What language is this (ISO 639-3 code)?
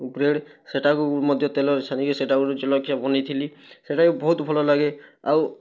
ori